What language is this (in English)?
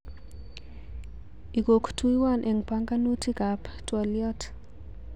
Kalenjin